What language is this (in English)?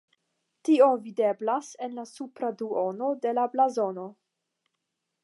Esperanto